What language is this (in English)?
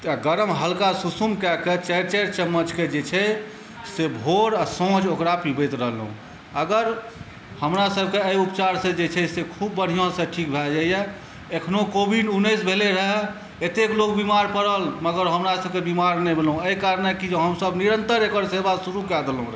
Maithili